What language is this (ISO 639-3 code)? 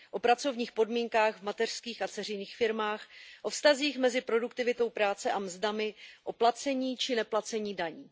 ces